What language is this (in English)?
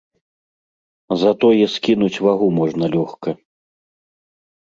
Belarusian